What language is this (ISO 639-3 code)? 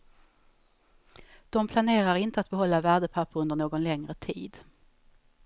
swe